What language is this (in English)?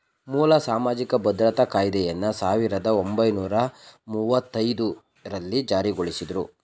Kannada